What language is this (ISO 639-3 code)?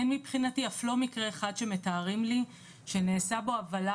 heb